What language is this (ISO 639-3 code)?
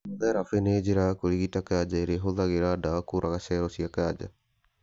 kik